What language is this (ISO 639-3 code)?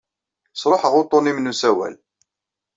kab